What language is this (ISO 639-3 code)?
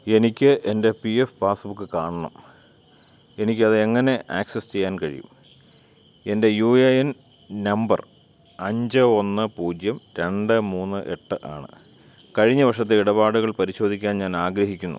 mal